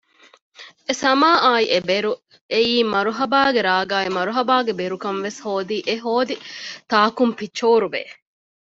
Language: Divehi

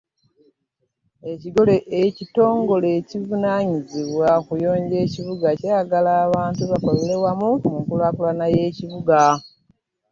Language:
Ganda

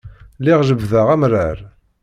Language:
Kabyle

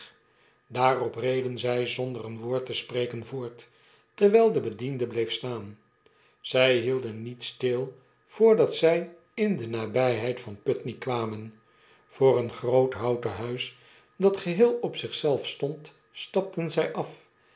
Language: Dutch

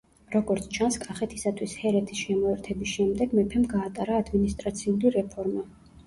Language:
Georgian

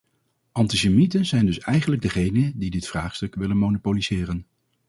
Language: Dutch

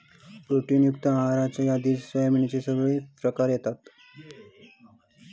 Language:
Marathi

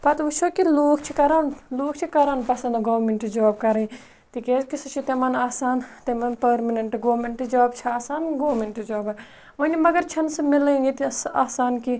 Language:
Kashmiri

